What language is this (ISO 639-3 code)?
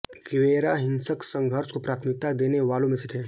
hin